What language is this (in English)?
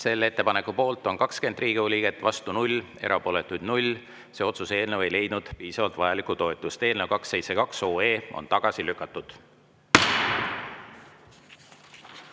Estonian